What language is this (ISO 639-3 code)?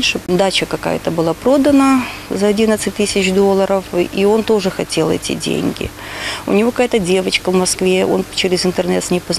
rus